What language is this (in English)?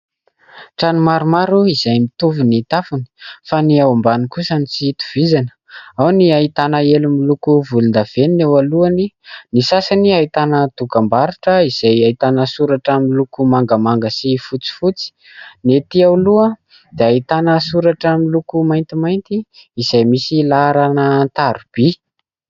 Malagasy